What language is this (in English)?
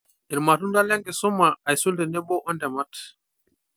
Masai